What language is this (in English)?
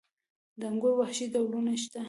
Pashto